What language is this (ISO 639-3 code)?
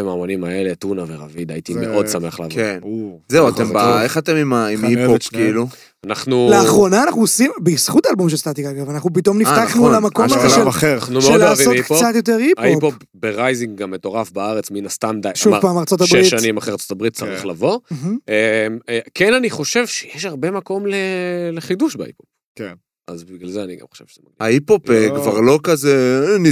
heb